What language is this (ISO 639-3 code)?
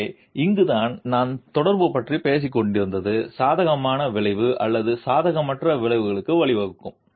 tam